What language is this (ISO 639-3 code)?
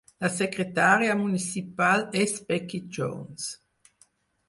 cat